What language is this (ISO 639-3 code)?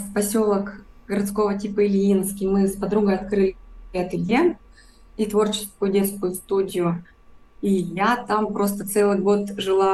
rus